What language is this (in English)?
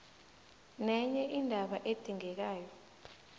South Ndebele